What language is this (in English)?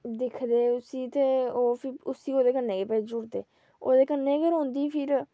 Dogri